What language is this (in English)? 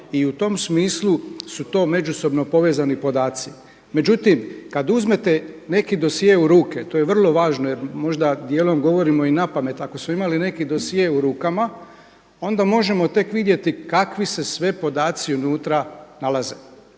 Croatian